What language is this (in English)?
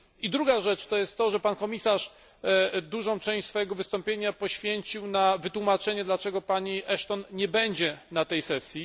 Polish